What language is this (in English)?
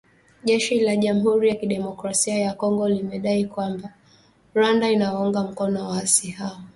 Swahili